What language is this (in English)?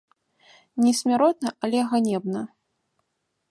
Belarusian